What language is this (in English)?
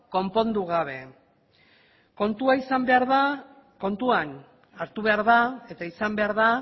Basque